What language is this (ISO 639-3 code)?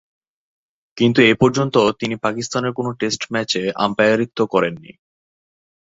ben